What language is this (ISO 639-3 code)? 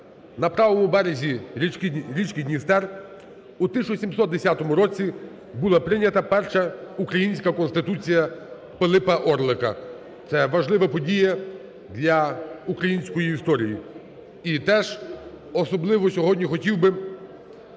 ukr